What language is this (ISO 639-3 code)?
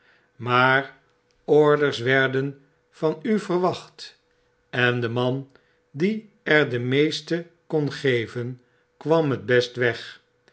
nld